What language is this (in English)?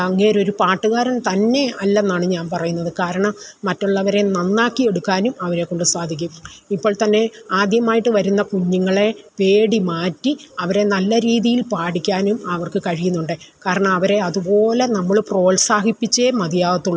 Malayalam